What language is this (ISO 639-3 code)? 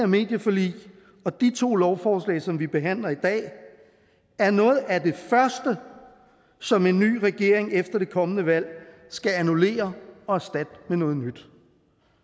dan